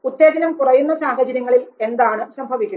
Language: Malayalam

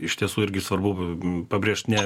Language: Lithuanian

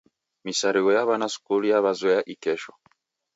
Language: Taita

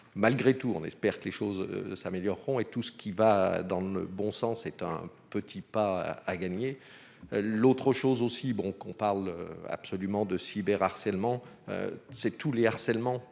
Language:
French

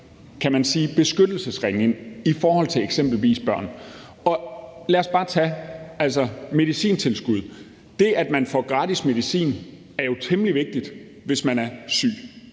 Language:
Danish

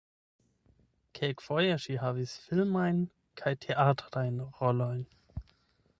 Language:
Esperanto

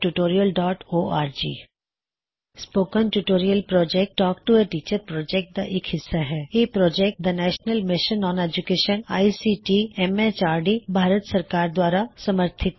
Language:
Punjabi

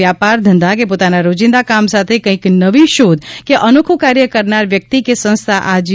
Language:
Gujarati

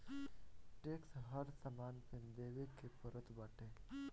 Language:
Bhojpuri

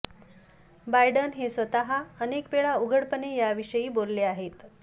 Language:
Marathi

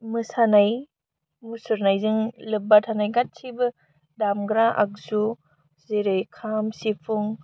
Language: Bodo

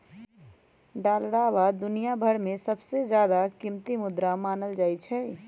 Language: Magahi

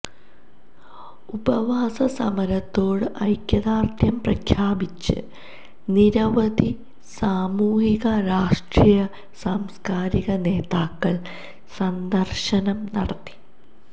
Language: Malayalam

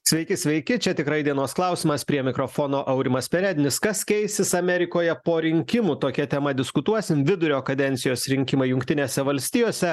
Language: Lithuanian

